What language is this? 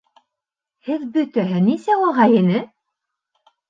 Bashkir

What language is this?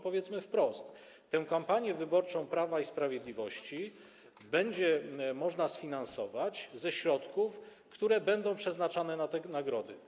Polish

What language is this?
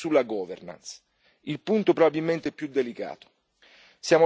Italian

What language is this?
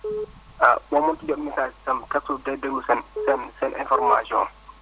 Wolof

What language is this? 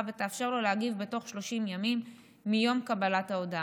Hebrew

